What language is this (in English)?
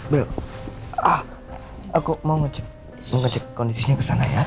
Indonesian